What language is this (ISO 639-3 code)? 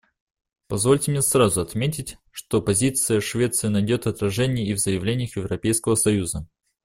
rus